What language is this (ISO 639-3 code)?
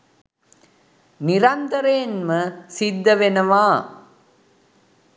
sin